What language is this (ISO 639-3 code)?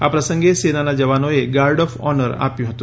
guj